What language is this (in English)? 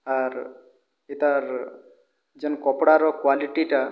Odia